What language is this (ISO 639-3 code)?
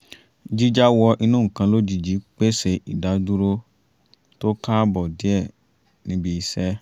yor